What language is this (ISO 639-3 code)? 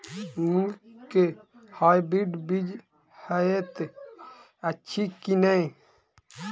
mai